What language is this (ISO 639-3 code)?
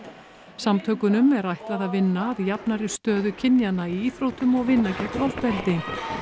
isl